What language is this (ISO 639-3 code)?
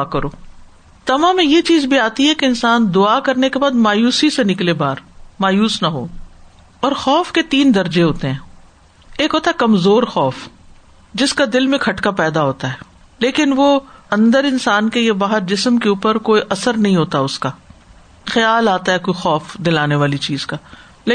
urd